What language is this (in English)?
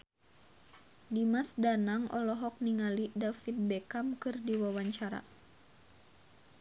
Sundanese